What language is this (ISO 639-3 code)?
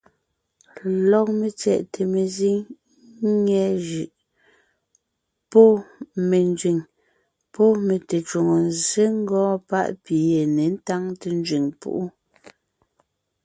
nnh